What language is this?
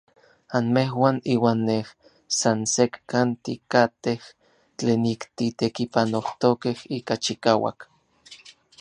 Orizaba Nahuatl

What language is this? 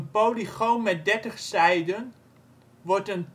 Dutch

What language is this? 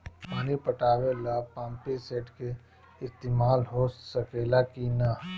Bhojpuri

